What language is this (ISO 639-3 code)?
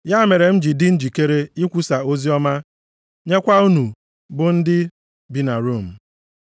ibo